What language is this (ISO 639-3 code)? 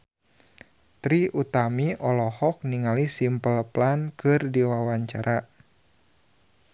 sun